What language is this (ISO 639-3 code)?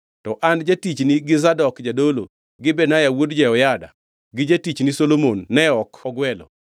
luo